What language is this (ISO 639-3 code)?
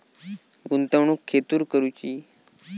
mar